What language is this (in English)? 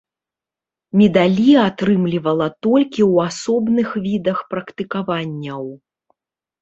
Belarusian